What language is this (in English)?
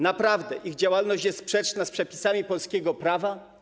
Polish